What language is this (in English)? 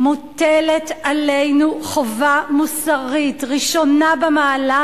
Hebrew